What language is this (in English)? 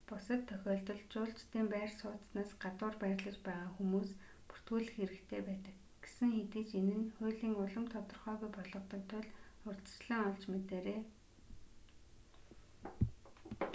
Mongolian